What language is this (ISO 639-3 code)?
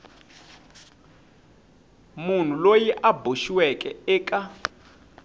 tso